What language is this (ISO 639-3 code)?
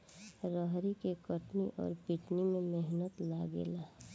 bho